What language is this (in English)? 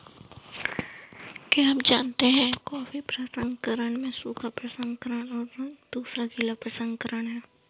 Hindi